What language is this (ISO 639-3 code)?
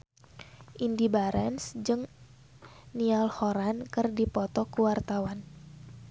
sun